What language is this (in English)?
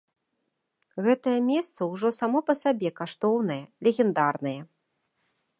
Belarusian